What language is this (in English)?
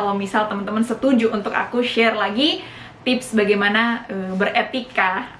Indonesian